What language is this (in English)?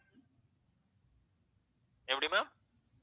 Tamil